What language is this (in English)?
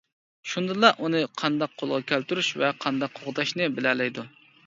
Uyghur